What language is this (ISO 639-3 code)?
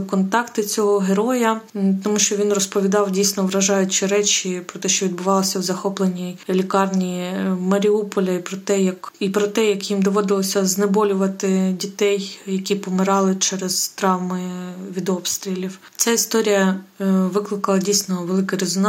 ukr